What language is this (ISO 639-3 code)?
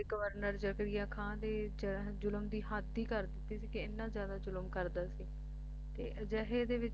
pan